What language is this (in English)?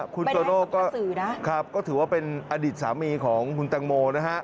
Thai